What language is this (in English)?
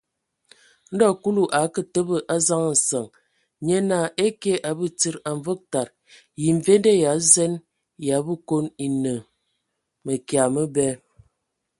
Ewondo